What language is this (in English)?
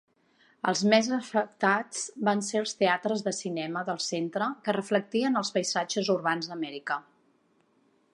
Catalan